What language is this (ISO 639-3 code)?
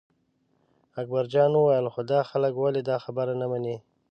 pus